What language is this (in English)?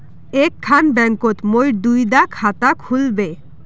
Magahi